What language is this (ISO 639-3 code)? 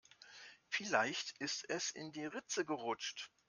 deu